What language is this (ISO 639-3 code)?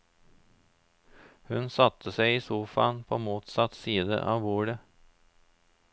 nor